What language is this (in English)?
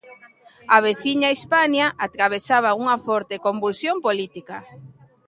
Galician